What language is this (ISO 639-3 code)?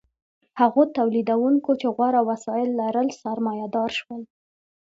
pus